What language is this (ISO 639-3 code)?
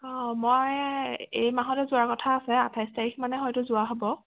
asm